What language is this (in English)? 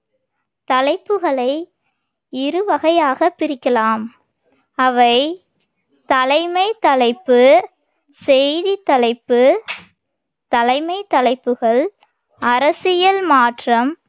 Tamil